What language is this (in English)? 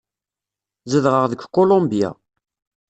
Kabyle